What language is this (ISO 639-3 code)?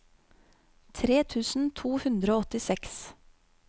nor